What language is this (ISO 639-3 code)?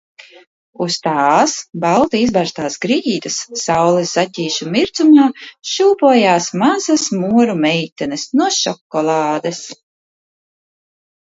lav